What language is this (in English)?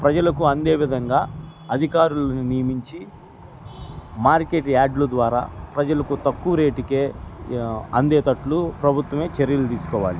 Telugu